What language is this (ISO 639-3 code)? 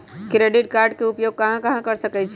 mag